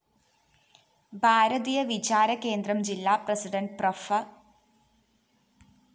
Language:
Malayalam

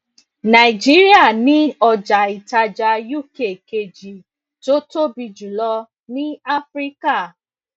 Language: Yoruba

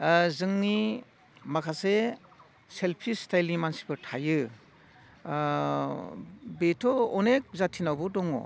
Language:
Bodo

